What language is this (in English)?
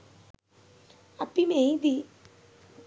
Sinhala